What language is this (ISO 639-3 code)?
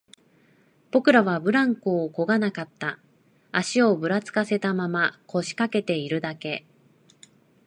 jpn